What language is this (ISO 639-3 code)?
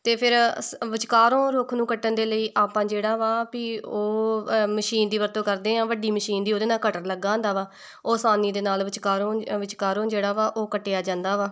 pan